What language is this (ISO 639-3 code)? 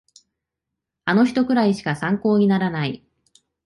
jpn